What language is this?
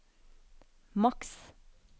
Norwegian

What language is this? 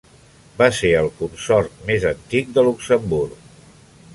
Catalan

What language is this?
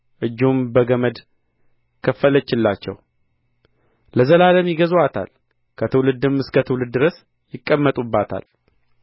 Amharic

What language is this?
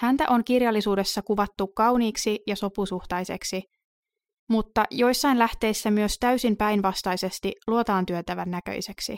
Finnish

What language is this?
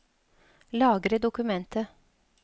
Norwegian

